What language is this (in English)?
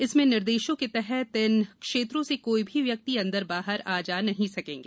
Hindi